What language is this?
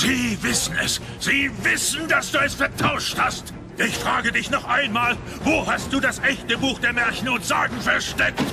German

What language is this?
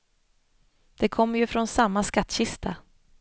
Swedish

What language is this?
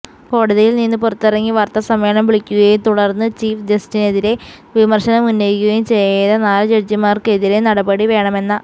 Malayalam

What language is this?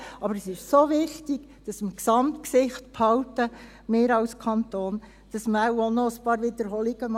Swiss German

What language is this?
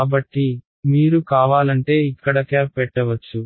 Telugu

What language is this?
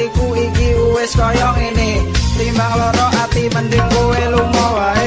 Indonesian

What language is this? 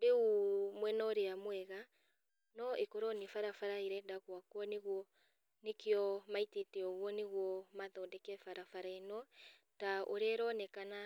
Kikuyu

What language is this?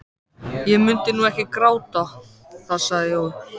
Icelandic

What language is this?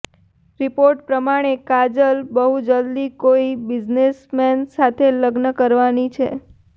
Gujarati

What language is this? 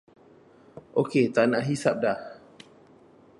Malay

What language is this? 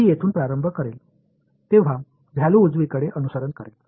Marathi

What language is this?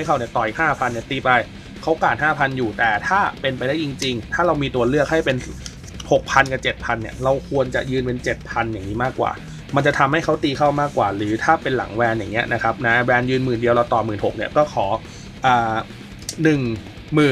Thai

